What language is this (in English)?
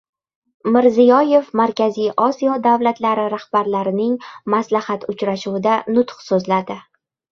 Uzbek